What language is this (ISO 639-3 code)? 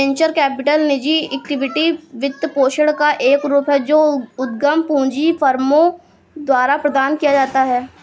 hin